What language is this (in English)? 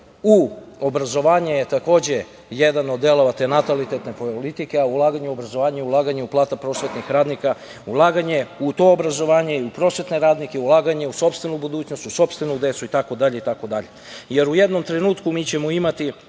Serbian